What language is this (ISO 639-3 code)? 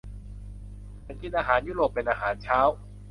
tha